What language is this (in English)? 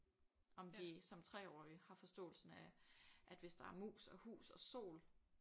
Danish